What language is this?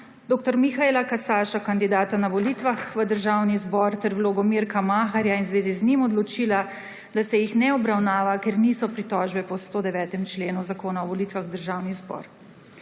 Slovenian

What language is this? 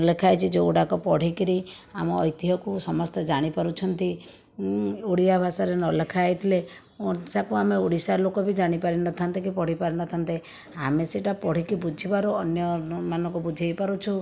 Odia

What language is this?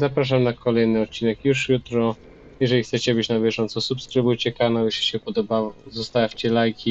Polish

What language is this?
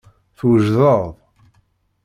Kabyle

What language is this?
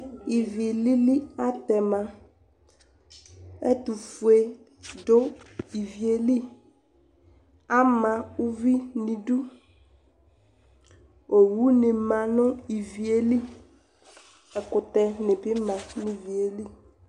Ikposo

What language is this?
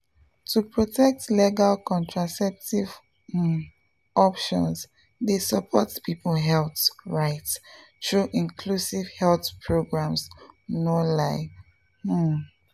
Nigerian Pidgin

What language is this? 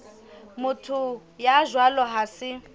Southern Sotho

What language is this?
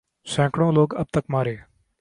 Urdu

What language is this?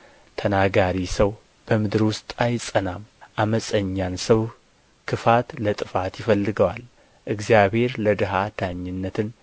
Amharic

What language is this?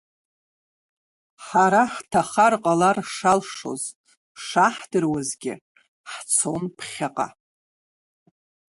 Abkhazian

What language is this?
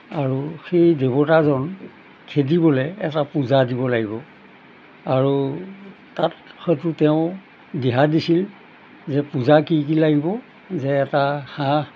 Assamese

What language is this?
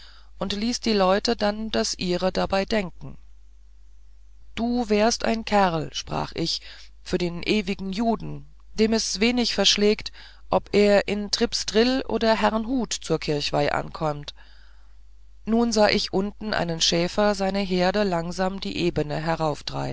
German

